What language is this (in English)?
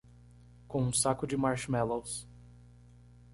Portuguese